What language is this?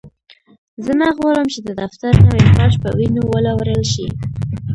Pashto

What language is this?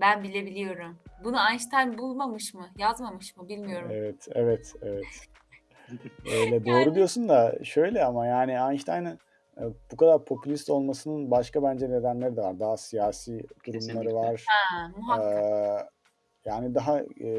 Turkish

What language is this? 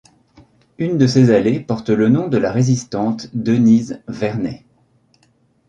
French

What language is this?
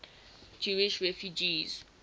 English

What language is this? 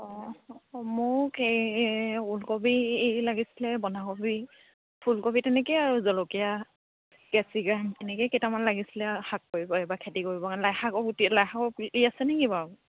Assamese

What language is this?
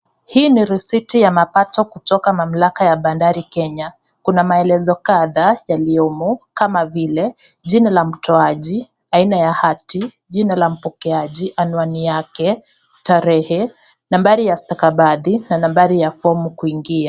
Swahili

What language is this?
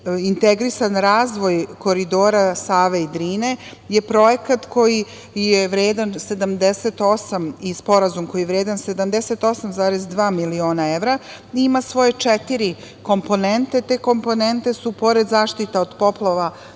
Serbian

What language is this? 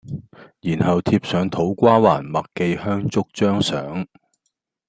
Cantonese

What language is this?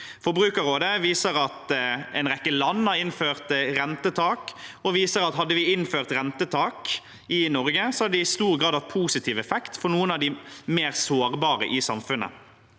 Norwegian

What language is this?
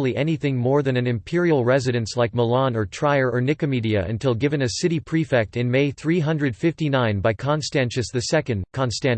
English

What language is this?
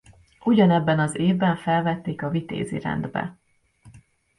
Hungarian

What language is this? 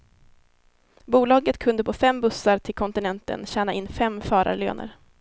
Swedish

